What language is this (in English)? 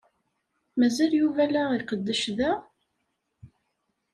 Kabyle